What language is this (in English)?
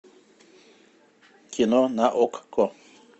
Russian